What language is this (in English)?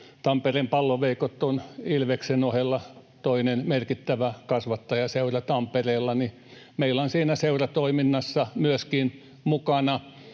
Finnish